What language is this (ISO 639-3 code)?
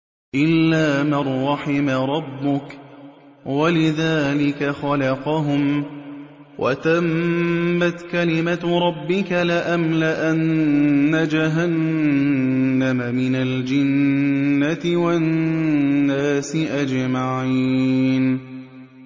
ara